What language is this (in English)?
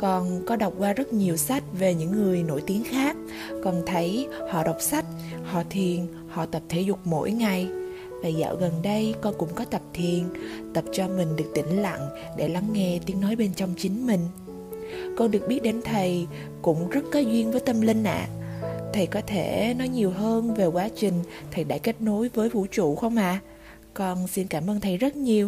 Vietnamese